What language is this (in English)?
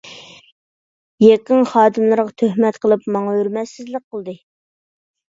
Uyghur